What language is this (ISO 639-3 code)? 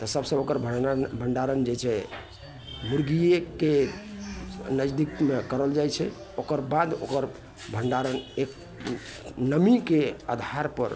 mai